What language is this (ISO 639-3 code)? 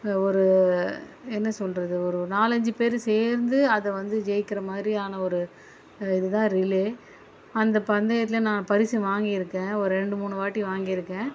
tam